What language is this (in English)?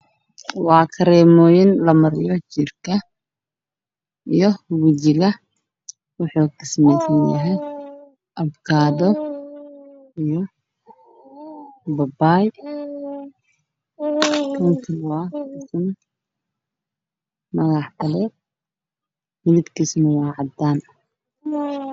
Somali